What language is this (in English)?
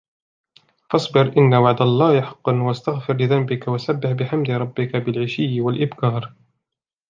Arabic